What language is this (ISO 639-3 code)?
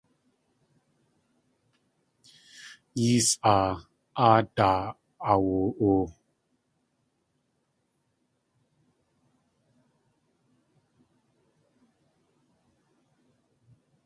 tli